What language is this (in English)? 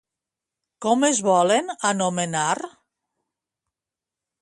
Catalan